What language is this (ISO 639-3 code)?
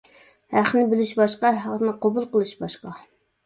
uig